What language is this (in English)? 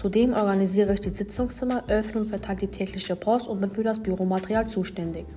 German